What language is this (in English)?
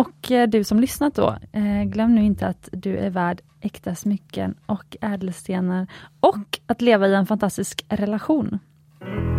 Swedish